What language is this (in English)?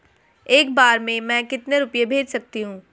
Hindi